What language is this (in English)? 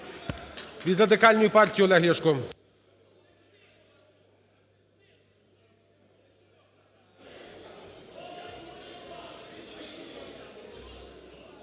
Ukrainian